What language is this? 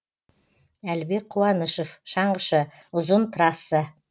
Kazakh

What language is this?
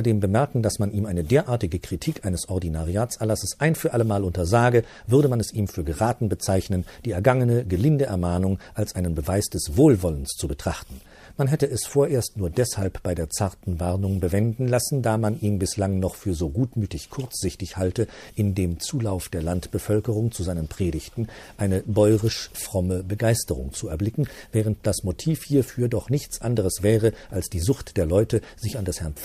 German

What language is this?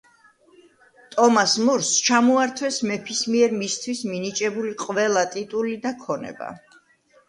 Georgian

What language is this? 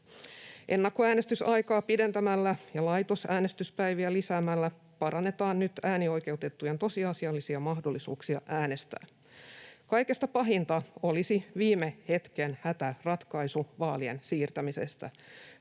Finnish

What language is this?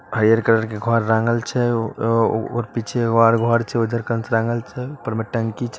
Magahi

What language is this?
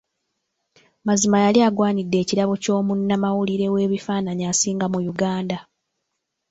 Ganda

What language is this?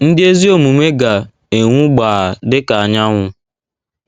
Igbo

